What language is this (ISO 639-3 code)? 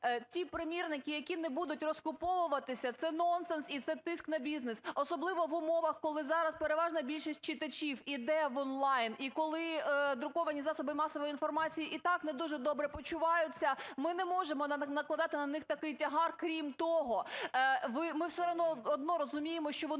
ukr